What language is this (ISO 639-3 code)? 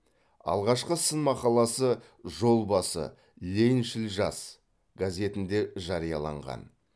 kaz